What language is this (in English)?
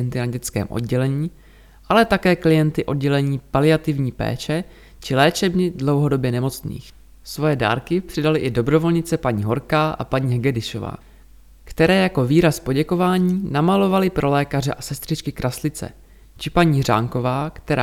Czech